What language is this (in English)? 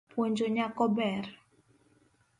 Luo (Kenya and Tanzania)